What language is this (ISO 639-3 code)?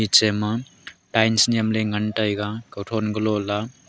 nnp